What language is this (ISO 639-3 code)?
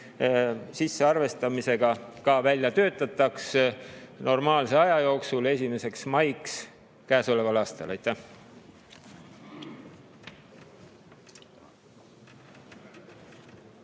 est